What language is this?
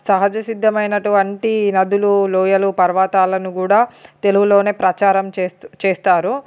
Telugu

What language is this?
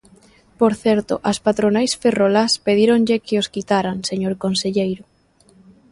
Galician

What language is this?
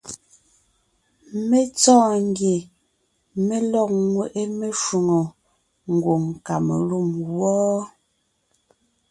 Ngiemboon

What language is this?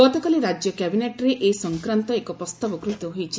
Odia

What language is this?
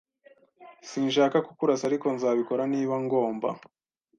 Kinyarwanda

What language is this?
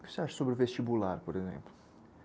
Portuguese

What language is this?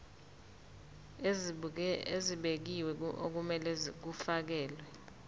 Zulu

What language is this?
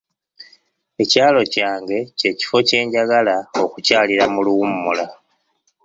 Ganda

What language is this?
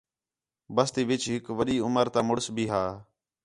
Khetrani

